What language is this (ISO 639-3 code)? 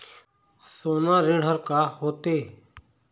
hne